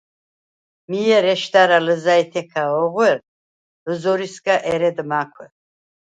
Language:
Svan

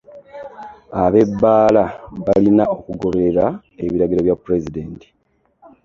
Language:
Ganda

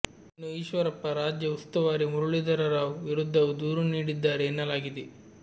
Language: Kannada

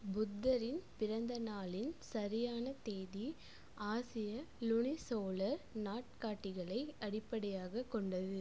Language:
Tamil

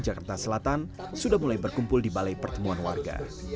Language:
Indonesian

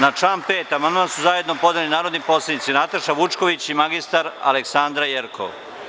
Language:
Serbian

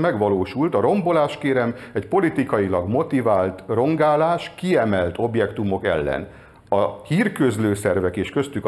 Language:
Hungarian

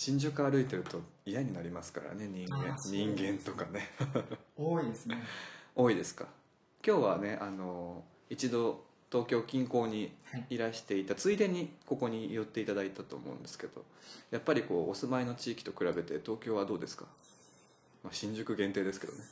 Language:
Japanese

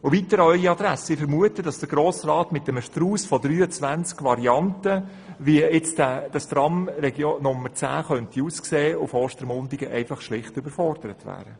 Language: Swiss German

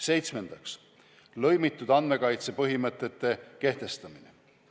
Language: Estonian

